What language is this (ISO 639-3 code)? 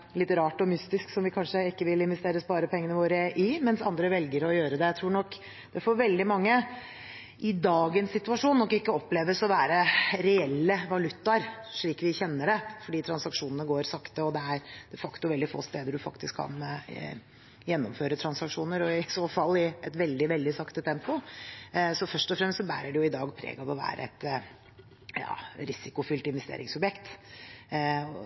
nob